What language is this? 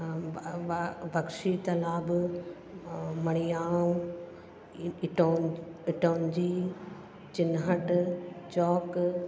Sindhi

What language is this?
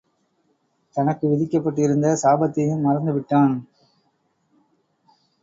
Tamil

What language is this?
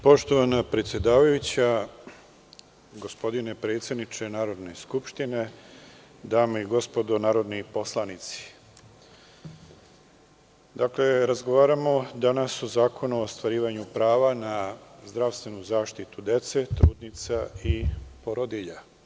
Serbian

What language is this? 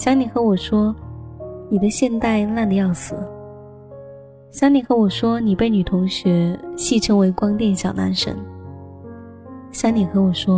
Chinese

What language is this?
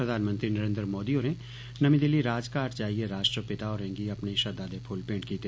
Dogri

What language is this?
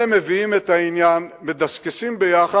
Hebrew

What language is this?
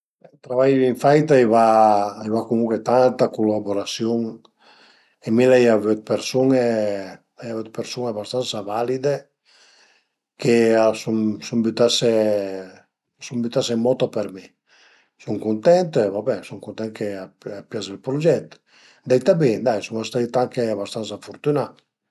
Piedmontese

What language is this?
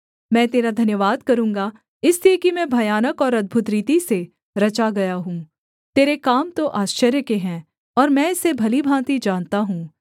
Hindi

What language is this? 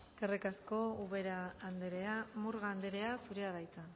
Basque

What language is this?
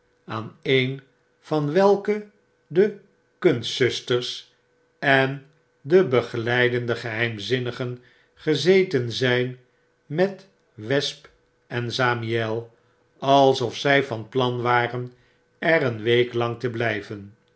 Dutch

